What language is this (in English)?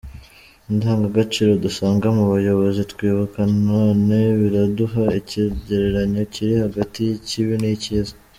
Kinyarwanda